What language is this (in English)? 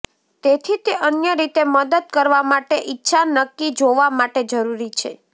Gujarati